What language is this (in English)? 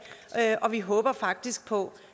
Danish